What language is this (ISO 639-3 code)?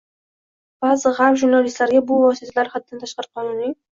uzb